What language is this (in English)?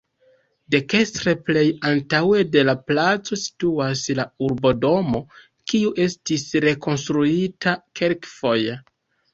Esperanto